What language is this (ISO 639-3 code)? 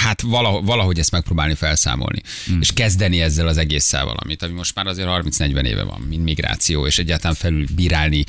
hun